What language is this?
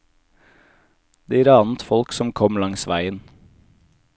Norwegian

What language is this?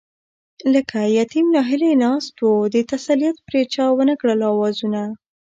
Pashto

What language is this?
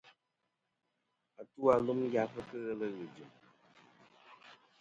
Kom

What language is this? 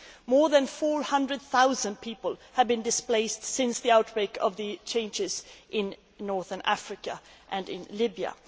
English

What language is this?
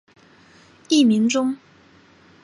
Chinese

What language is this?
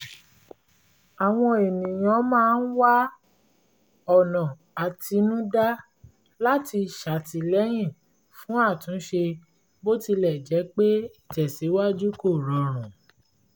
Yoruba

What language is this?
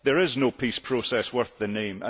English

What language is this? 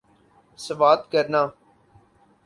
Urdu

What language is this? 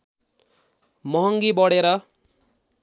Nepali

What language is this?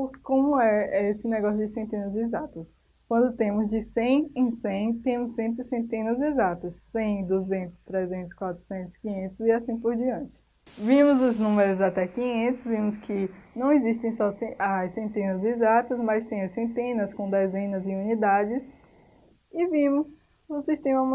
Portuguese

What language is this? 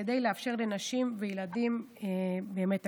Hebrew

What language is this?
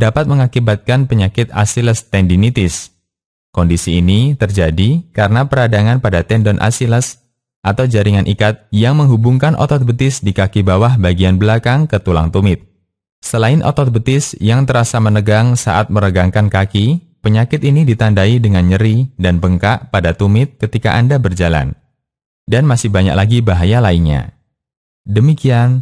Indonesian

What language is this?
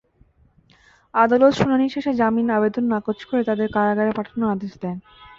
Bangla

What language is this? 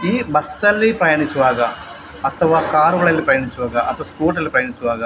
Kannada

